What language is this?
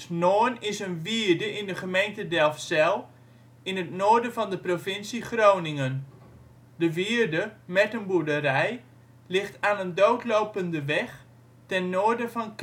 Dutch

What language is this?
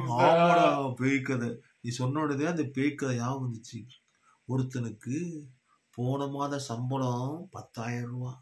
Thai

